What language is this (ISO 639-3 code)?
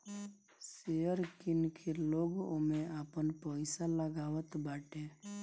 bho